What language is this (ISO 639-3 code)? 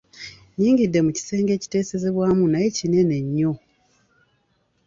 lug